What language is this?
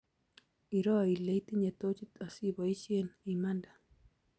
Kalenjin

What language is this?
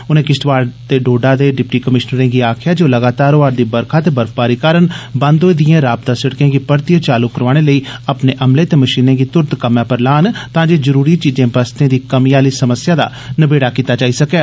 Dogri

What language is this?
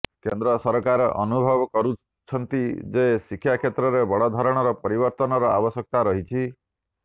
Odia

